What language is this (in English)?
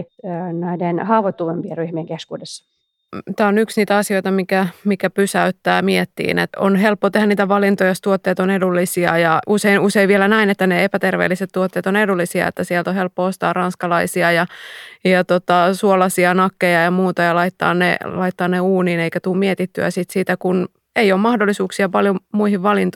Finnish